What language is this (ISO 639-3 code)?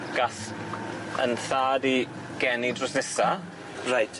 cym